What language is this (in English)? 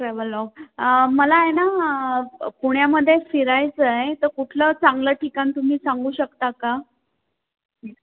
Marathi